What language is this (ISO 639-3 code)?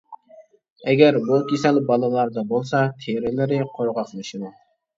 uig